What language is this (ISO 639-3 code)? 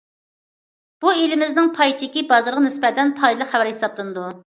uig